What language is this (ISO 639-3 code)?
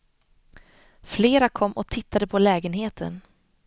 swe